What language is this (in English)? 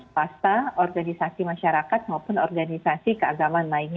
Indonesian